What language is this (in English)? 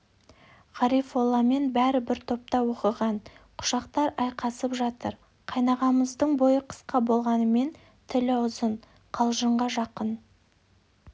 Kazakh